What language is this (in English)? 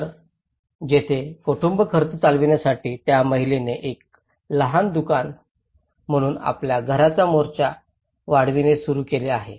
Marathi